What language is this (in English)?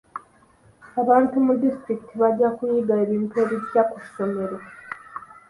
Ganda